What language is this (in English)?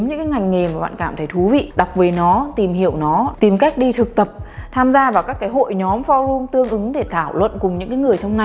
Vietnamese